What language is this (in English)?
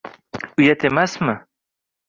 Uzbek